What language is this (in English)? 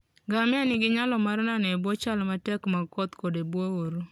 Luo (Kenya and Tanzania)